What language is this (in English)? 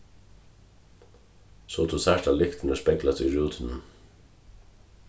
Faroese